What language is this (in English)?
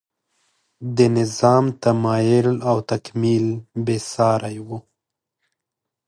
Pashto